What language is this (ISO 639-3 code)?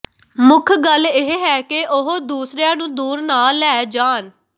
pan